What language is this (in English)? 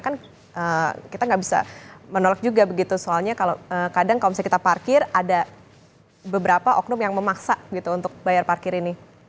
Indonesian